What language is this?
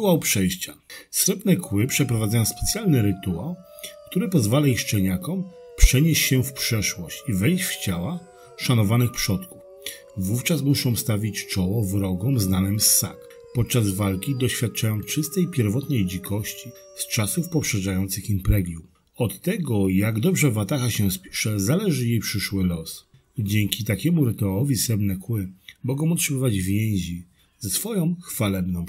Polish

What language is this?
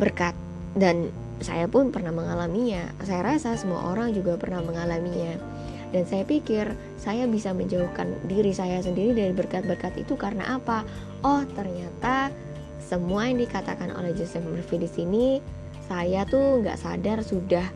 Indonesian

